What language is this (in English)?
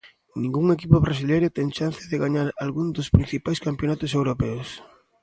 Galician